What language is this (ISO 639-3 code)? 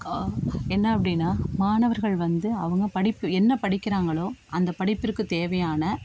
tam